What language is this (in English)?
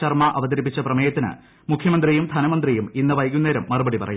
Malayalam